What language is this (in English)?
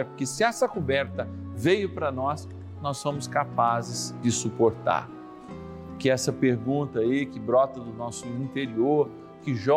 Portuguese